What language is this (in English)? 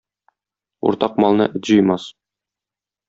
Tatar